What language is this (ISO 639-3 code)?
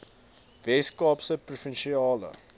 afr